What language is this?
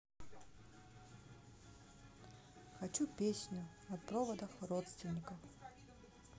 Russian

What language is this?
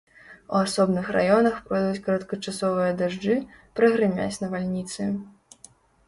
Belarusian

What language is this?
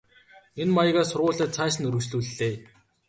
Mongolian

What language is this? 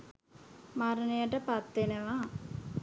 Sinhala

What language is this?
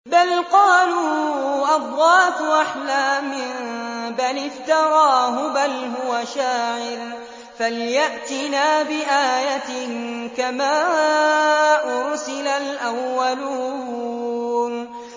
Arabic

